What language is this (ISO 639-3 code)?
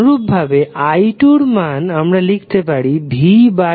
ben